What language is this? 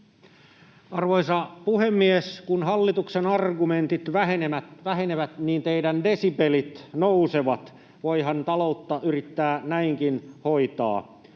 Finnish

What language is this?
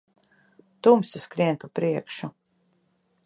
Latvian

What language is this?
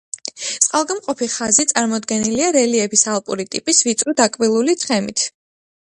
Georgian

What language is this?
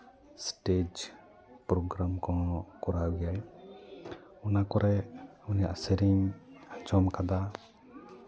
Santali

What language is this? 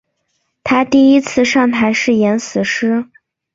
Chinese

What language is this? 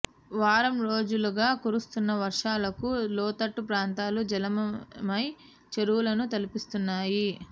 Telugu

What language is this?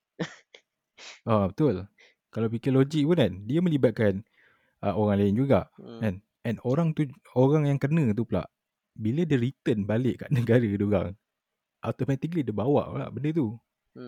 Malay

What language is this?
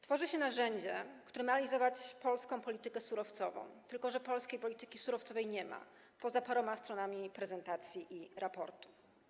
Polish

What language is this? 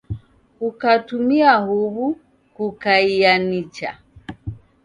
Taita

